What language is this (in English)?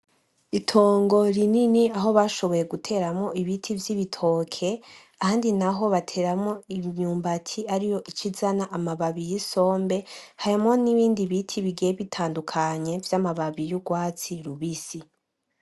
Rundi